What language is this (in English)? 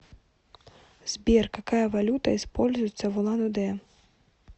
Russian